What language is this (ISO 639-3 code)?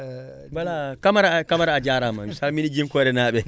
wol